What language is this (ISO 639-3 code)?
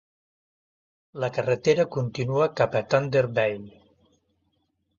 cat